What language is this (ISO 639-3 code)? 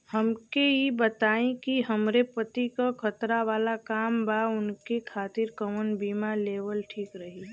bho